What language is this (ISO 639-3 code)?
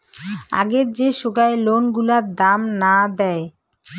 ben